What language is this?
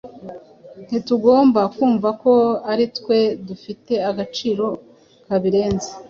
Kinyarwanda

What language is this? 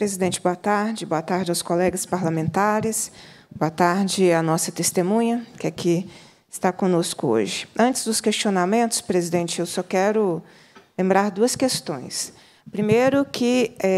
Portuguese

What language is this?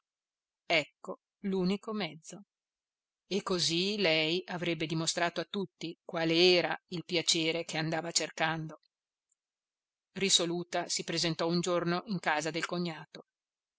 Italian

